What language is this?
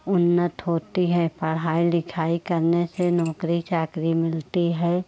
Hindi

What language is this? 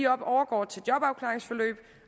Danish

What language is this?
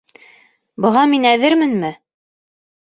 Bashkir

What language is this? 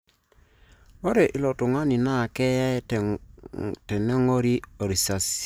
Masai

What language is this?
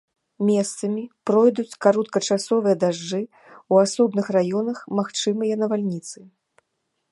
Belarusian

